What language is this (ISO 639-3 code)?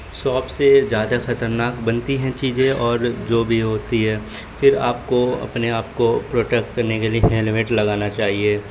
urd